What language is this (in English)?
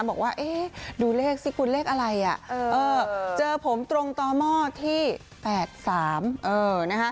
Thai